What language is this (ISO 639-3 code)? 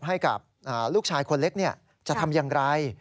tha